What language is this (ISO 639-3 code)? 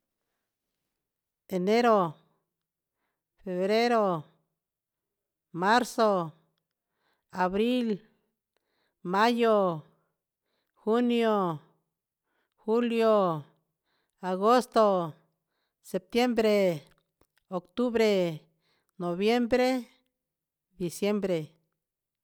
mxs